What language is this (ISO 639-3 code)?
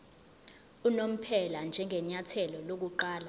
zul